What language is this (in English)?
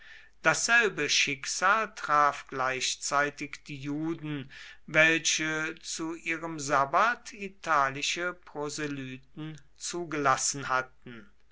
German